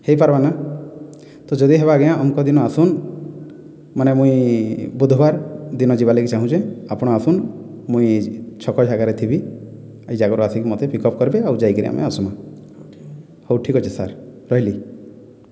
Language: Odia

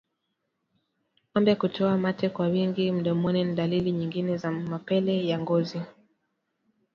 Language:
Swahili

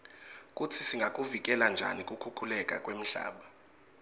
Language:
Swati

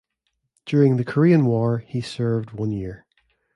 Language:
English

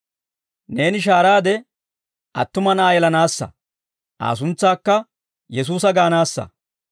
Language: Dawro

